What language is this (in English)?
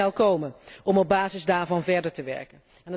Dutch